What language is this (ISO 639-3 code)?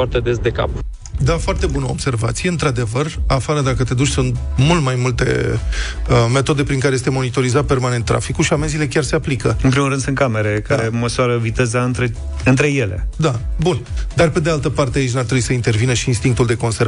ron